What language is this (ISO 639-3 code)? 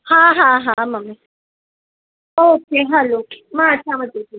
snd